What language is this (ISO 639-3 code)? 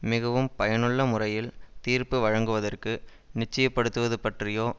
tam